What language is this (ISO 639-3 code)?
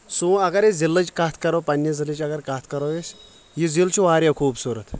kas